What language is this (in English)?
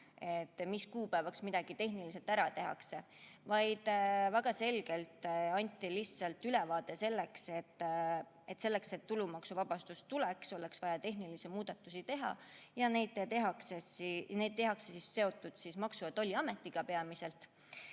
Estonian